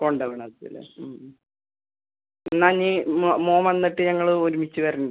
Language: Malayalam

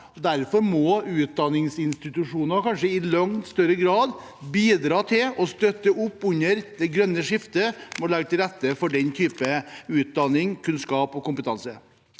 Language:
Norwegian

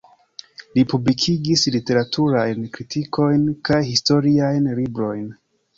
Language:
Esperanto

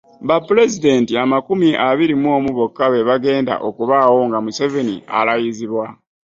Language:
Ganda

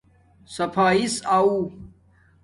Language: Domaaki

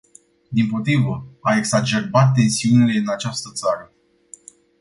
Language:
Romanian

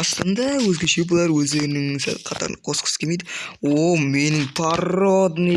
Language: Turkish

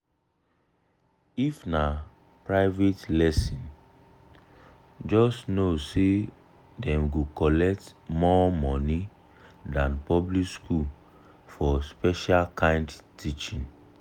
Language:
Nigerian Pidgin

